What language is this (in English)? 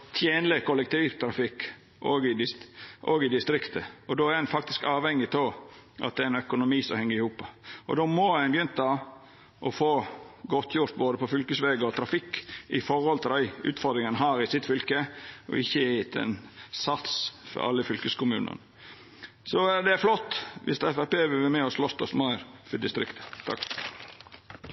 Norwegian Nynorsk